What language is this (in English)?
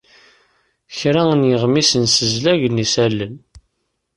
Kabyle